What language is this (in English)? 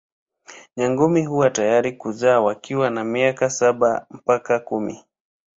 Swahili